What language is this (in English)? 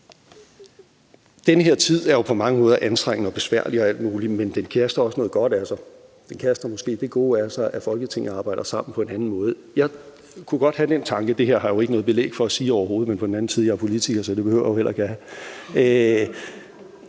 Danish